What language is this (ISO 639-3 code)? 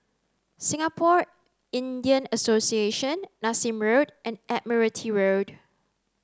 eng